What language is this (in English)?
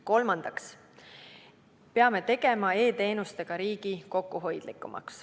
Estonian